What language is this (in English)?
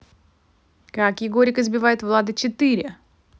Russian